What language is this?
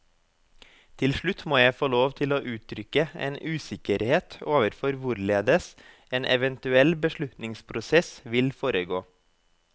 Norwegian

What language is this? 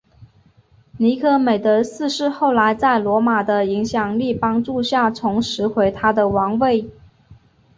Chinese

